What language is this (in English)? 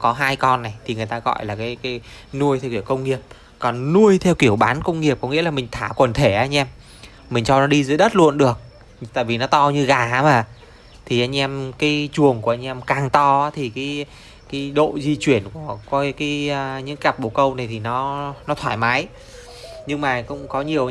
Vietnamese